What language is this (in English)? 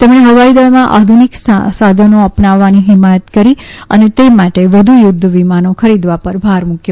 Gujarati